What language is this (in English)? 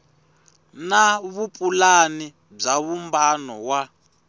Tsonga